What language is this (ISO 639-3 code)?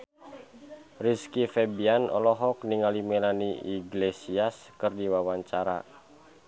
sun